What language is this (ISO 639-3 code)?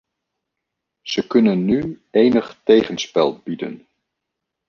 nld